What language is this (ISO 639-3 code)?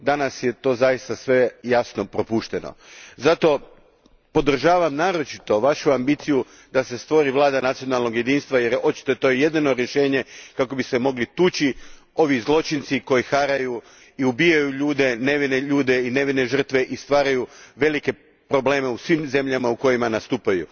hrv